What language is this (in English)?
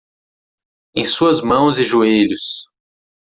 Portuguese